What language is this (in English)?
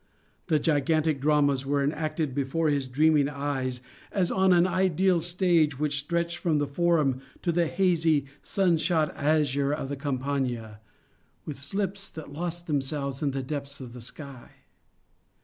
English